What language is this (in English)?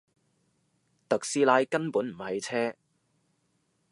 Cantonese